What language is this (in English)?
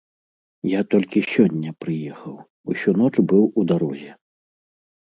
Belarusian